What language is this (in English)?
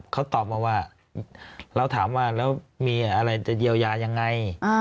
Thai